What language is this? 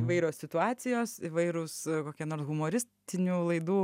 Lithuanian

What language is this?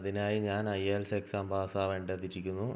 Malayalam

